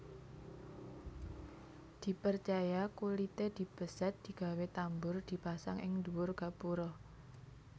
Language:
Javanese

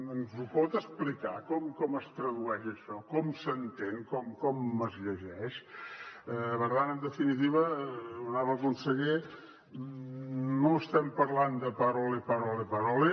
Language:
Catalan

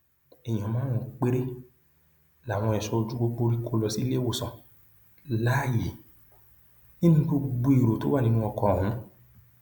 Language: Yoruba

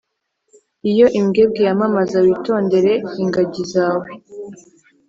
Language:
Kinyarwanda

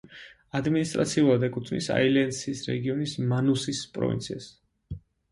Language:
Georgian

